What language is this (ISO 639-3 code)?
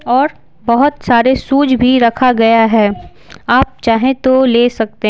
hin